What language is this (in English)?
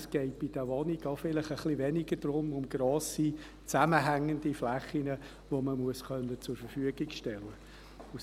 Swiss German